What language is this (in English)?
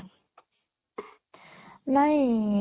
Odia